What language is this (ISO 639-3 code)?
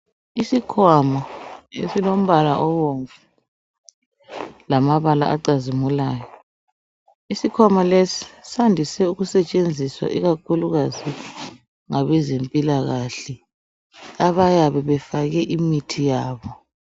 nde